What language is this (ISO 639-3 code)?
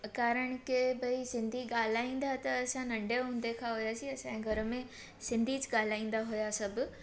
snd